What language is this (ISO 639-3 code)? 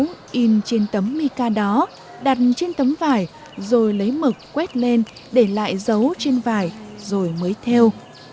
vie